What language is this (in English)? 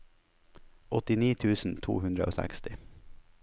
Norwegian